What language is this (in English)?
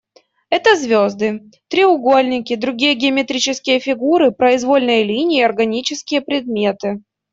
Russian